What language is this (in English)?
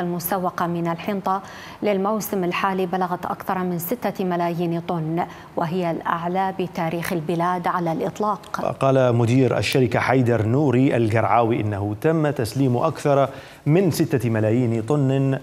Arabic